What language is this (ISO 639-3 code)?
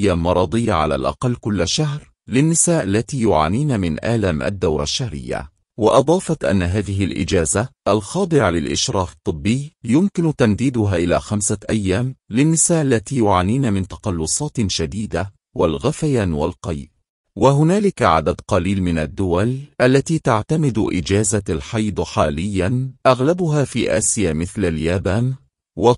ara